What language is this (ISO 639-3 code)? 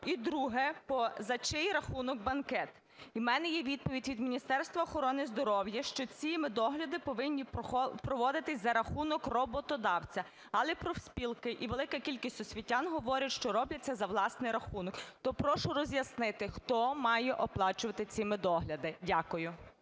ukr